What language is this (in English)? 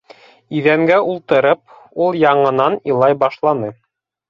Bashkir